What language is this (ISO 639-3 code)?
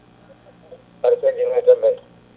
ful